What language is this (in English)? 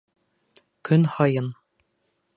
Bashkir